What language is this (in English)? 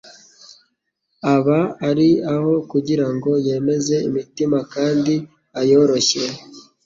Kinyarwanda